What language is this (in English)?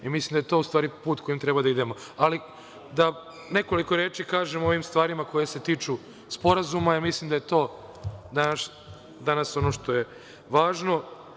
Serbian